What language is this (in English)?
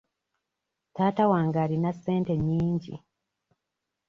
Ganda